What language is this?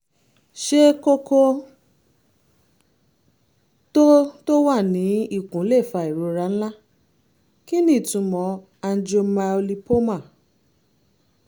Yoruba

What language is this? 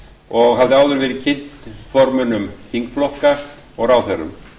Icelandic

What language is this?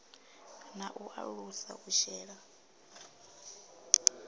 Venda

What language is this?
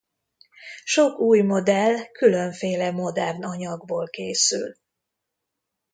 Hungarian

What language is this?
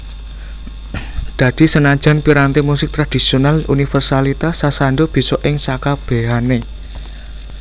Javanese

